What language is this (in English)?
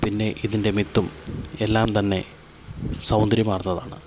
Malayalam